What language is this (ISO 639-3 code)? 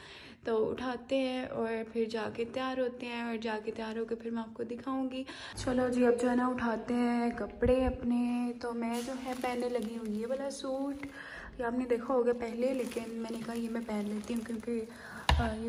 hin